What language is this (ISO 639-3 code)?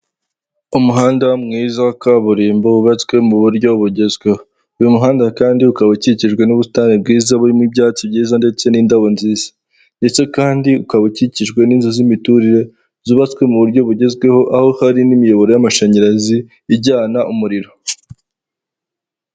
kin